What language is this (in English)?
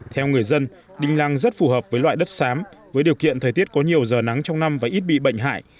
Vietnamese